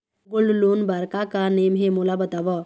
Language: Chhattisgarhi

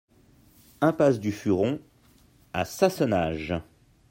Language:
French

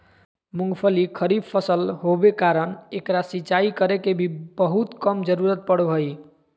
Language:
Magahi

